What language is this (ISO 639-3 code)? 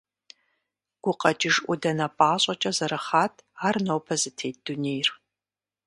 kbd